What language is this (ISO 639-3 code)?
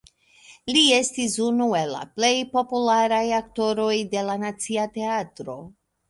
epo